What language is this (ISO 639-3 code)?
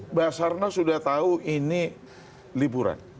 ind